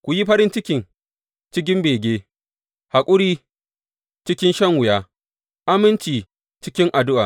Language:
Hausa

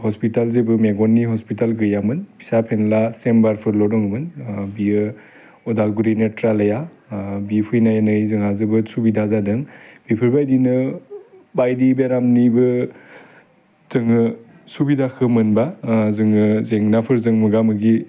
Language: Bodo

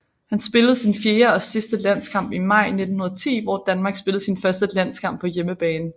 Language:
Danish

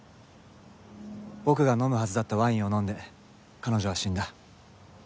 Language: Japanese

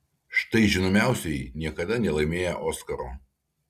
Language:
Lithuanian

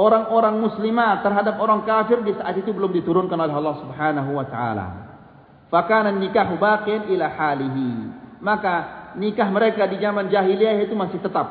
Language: Malay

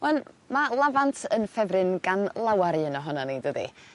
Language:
Welsh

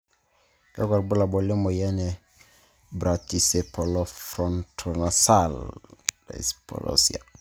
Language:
Masai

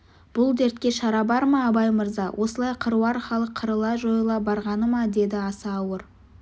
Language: Kazakh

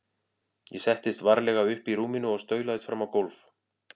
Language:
Icelandic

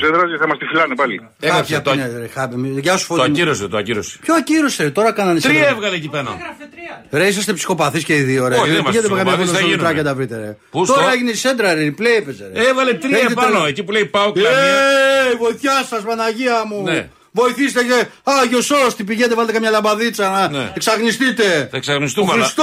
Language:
Greek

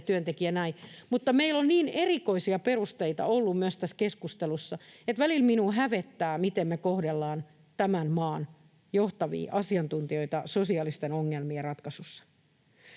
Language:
Finnish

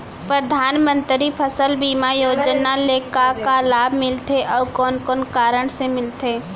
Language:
Chhattisgarhi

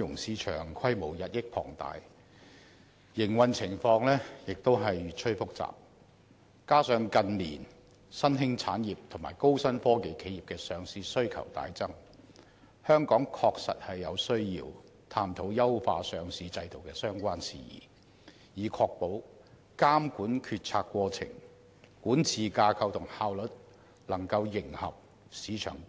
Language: Cantonese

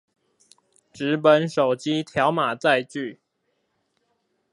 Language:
Chinese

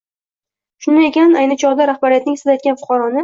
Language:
Uzbek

